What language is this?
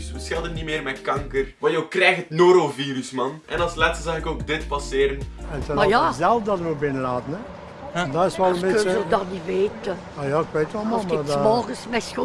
Dutch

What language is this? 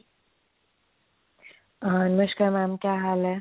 Punjabi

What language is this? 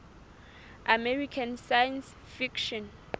Southern Sotho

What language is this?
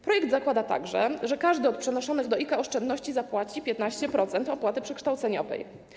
Polish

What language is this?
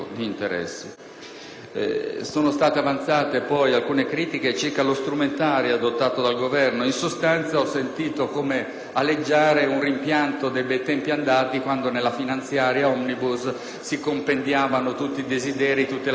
Italian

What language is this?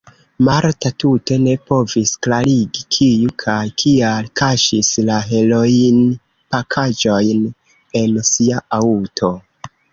Esperanto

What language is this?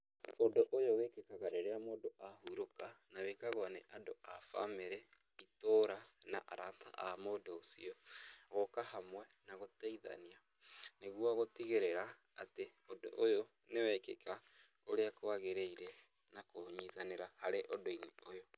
Kikuyu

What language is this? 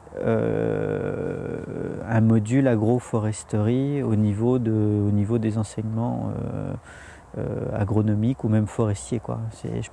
French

